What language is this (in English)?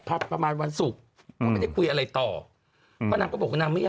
Thai